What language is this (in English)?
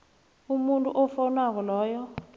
South Ndebele